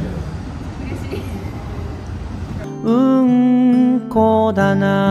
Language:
Japanese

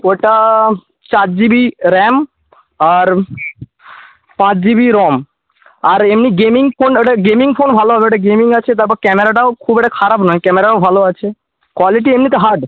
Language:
Bangla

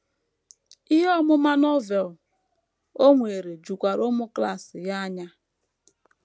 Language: Igbo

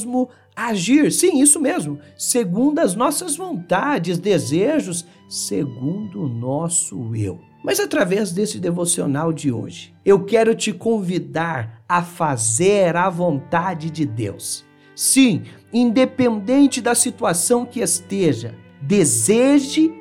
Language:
Portuguese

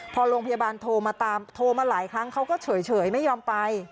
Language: Thai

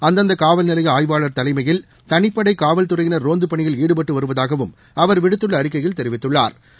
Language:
Tamil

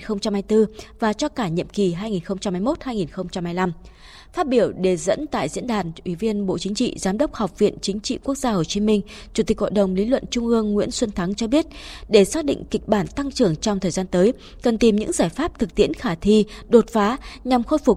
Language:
Vietnamese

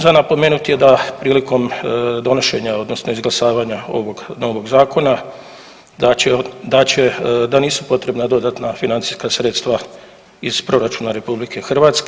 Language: Croatian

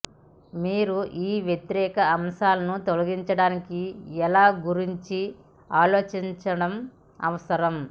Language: Telugu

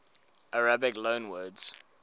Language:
English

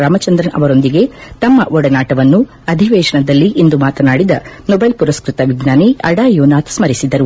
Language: Kannada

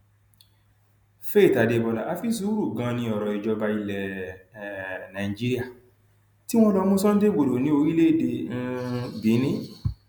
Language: Yoruba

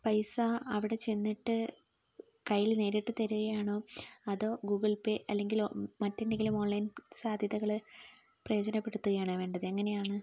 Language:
Malayalam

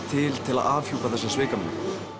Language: Icelandic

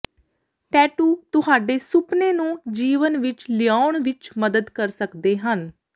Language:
Punjabi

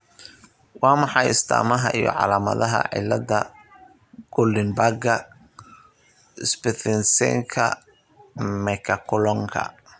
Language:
Somali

